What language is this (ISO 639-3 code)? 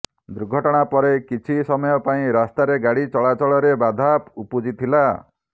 ori